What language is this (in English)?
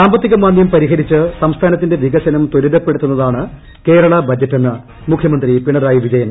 Malayalam